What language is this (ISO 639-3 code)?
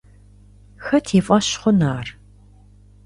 kbd